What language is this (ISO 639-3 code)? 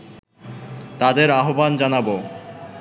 ben